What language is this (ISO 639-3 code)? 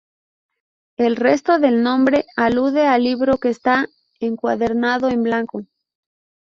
spa